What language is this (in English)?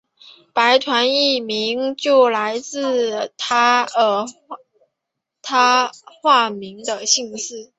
Chinese